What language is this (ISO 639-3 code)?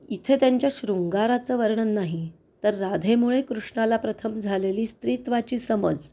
mar